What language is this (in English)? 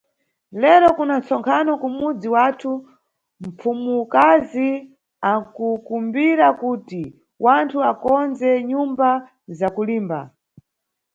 Nyungwe